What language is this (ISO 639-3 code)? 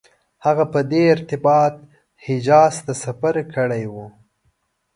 pus